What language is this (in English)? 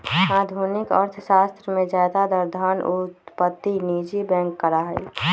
Magahi